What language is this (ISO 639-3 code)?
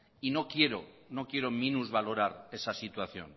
spa